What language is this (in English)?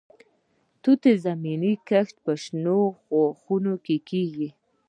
Pashto